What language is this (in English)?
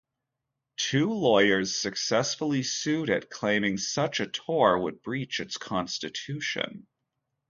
English